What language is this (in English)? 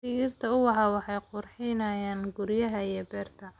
Somali